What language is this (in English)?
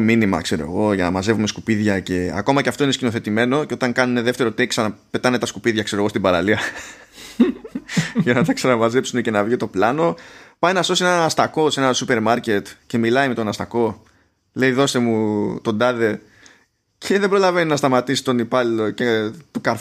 Greek